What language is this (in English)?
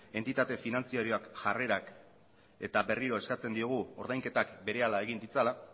Basque